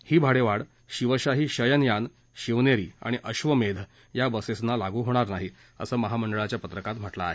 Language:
Marathi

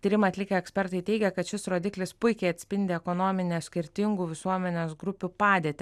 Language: Lithuanian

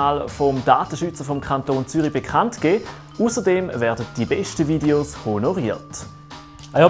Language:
German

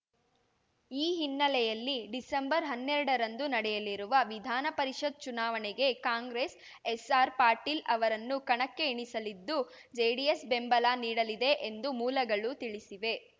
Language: Kannada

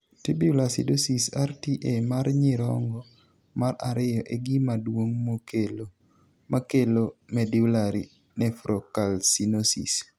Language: Luo (Kenya and Tanzania)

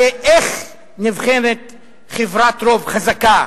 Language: Hebrew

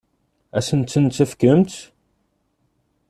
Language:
Kabyle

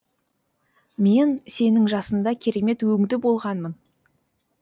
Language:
Kazakh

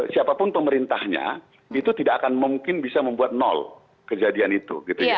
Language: Indonesian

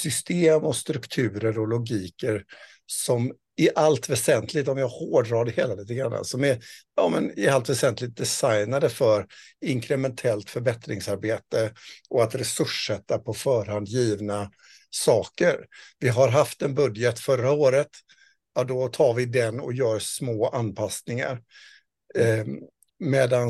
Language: Swedish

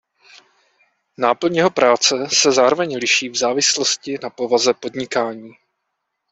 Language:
Czech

